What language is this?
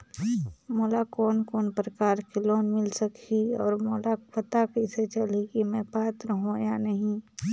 Chhattisgarhi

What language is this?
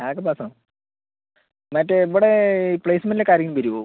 Malayalam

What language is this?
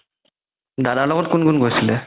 Assamese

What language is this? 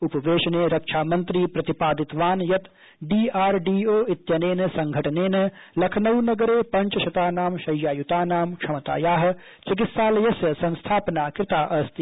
Sanskrit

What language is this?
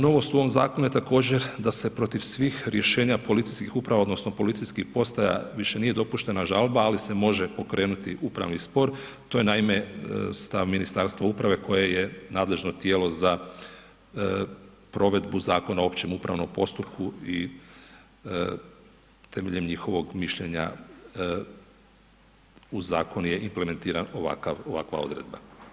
Croatian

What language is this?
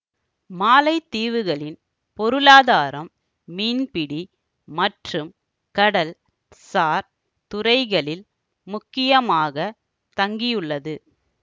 Tamil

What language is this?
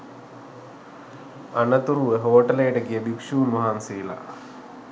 Sinhala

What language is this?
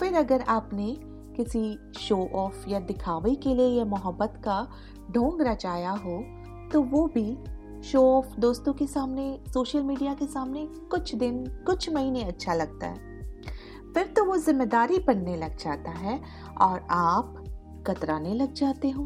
Hindi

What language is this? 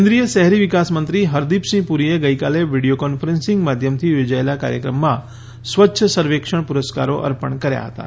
Gujarati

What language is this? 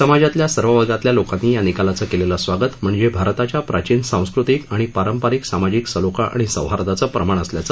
Marathi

